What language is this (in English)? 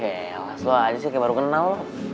Indonesian